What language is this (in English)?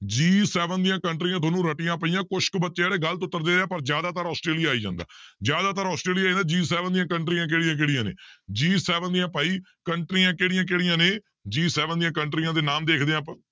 Punjabi